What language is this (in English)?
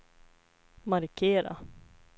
Swedish